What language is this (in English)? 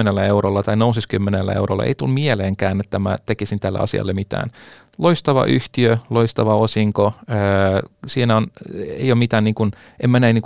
Finnish